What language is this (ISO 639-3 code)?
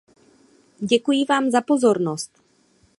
ces